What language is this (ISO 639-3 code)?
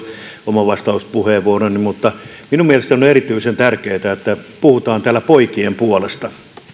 fin